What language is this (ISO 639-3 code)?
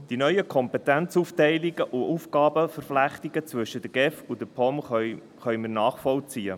gsw